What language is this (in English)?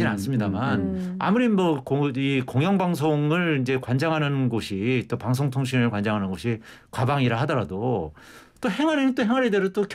Korean